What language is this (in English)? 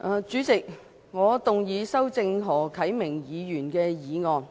Cantonese